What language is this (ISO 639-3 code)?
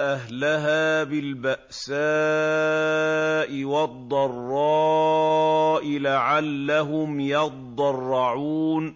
ara